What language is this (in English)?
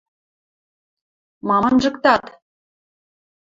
Western Mari